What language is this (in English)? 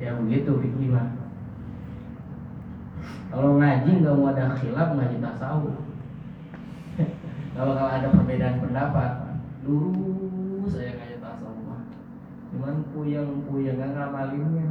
Indonesian